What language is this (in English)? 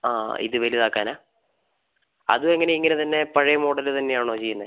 Malayalam